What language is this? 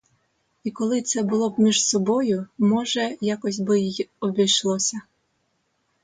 Ukrainian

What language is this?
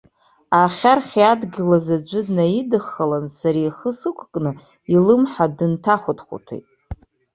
Abkhazian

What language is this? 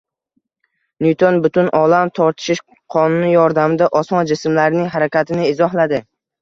Uzbek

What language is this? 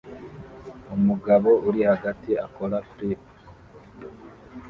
Kinyarwanda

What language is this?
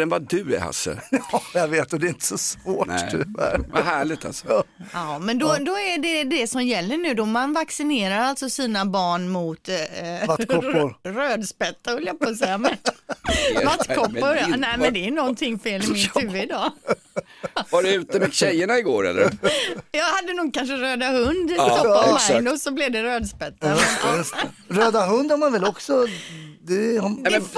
Swedish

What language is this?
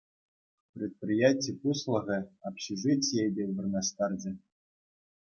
Chuvash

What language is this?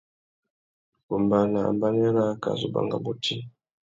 Tuki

